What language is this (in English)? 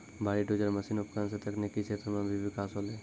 Maithili